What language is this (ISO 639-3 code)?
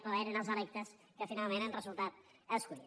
cat